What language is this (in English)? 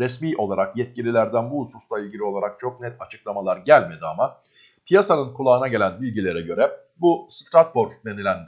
Turkish